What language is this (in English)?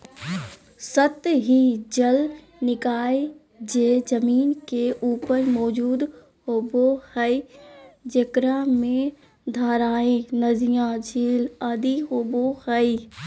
Magahi